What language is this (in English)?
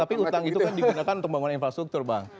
Indonesian